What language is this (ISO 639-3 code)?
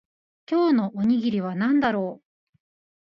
jpn